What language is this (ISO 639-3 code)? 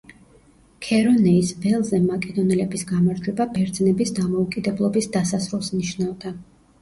kat